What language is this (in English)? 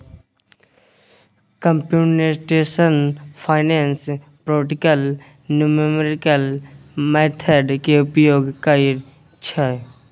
Maithili